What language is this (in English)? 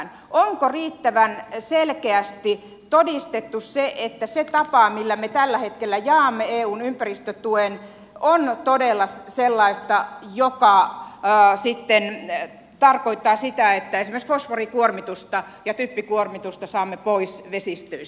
Finnish